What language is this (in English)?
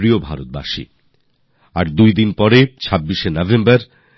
Bangla